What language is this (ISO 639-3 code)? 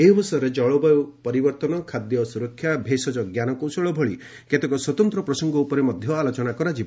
ori